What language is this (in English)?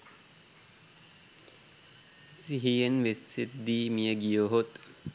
Sinhala